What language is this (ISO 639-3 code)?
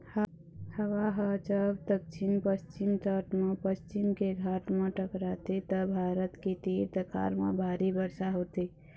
hne